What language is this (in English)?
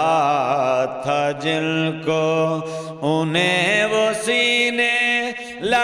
Hindi